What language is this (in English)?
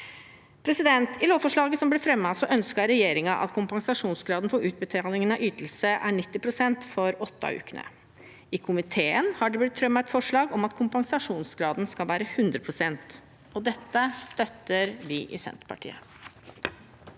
Norwegian